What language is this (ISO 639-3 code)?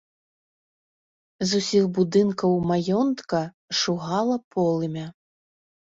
bel